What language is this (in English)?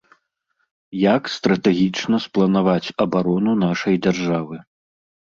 Belarusian